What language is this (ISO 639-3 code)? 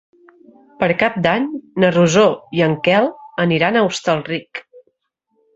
cat